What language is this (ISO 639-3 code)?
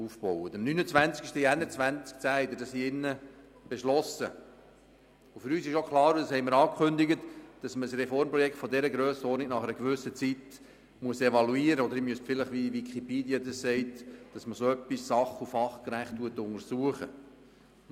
gsw